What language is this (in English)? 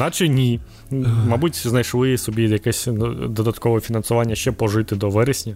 Ukrainian